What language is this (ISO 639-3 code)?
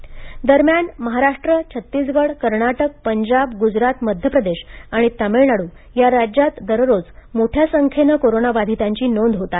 mar